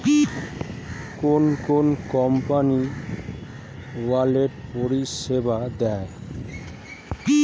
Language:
Bangla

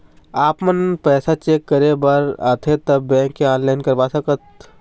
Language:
Chhattisgarhi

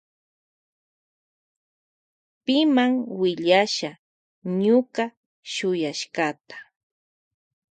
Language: Loja Highland Quichua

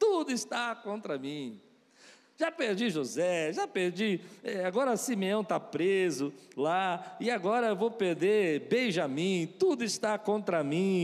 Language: Portuguese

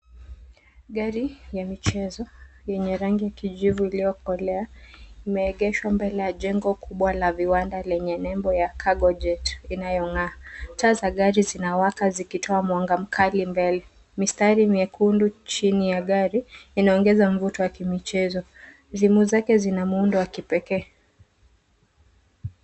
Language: Swahili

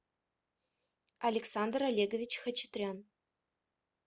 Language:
Russian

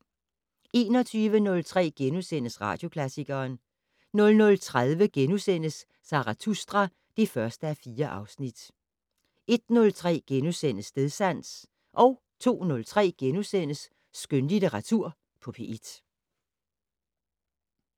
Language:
Danish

